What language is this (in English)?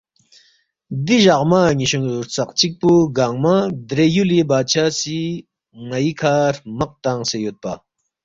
Balti